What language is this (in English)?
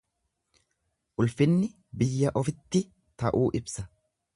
Oromo